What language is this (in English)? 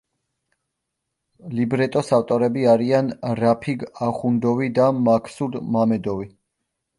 Georgian